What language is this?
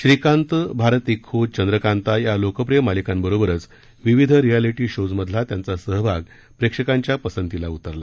Marathi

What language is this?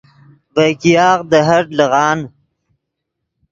Yidgha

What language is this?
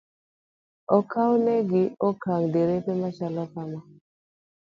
Luo (Kenya and Tanzania)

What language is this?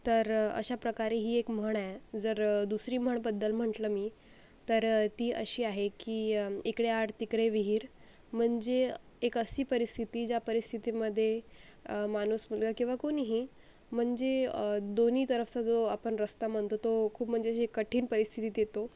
Marathi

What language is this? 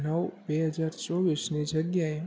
Gujarati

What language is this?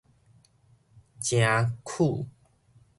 Min Nan Chinese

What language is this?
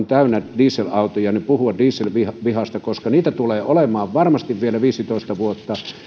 Finnish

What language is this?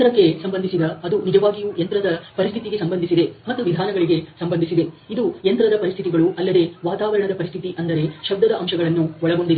Kannada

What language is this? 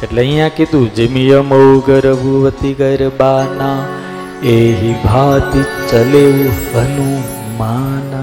Gujarati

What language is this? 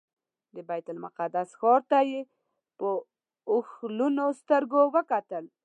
Pashto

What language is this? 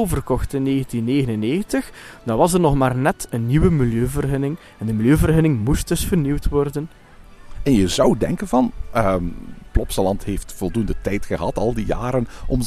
Dutch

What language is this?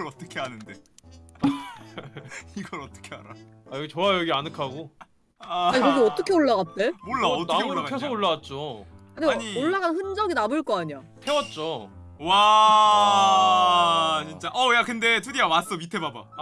Korean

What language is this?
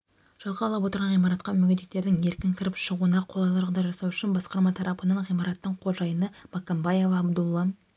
Kazakh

